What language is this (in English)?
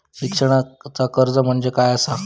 Marathi